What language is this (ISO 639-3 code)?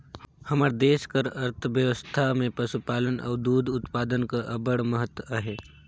hne